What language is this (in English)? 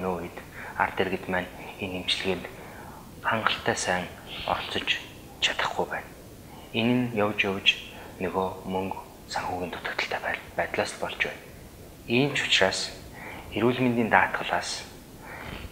Bulgarian